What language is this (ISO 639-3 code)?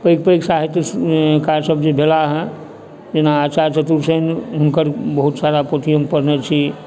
mai